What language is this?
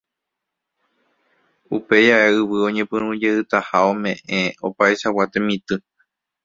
Guarani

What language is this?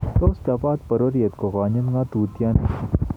Kalenjin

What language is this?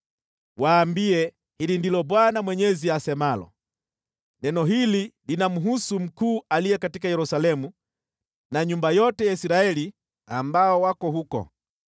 Swahili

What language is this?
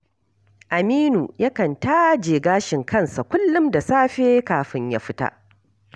Hausa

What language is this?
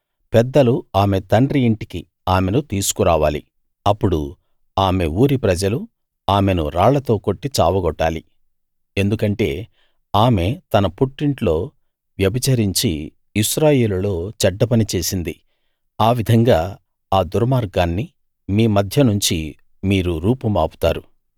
Telugu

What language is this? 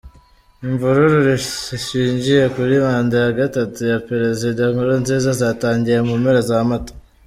Kinyarwanda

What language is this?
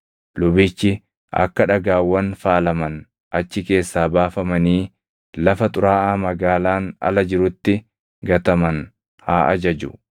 Oromo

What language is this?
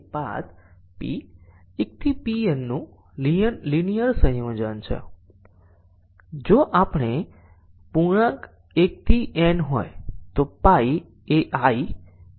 Gujarati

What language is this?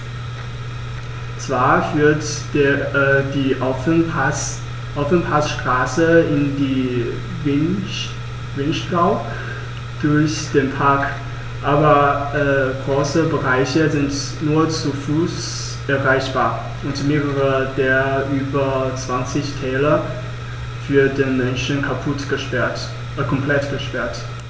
German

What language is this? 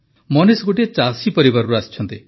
Odia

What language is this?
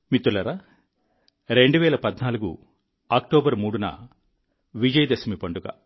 Telugu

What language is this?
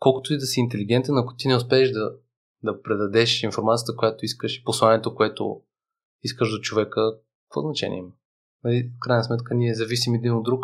Bulgarian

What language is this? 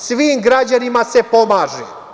Serbian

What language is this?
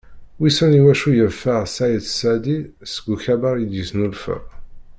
Kabyle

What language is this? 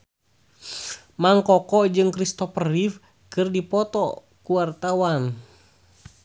Sundanese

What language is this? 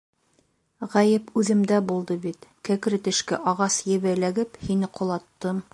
Bashkir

